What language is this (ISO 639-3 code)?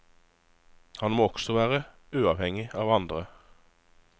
nor